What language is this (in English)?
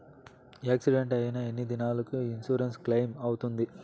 Telugu